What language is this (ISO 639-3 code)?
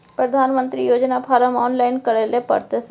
mai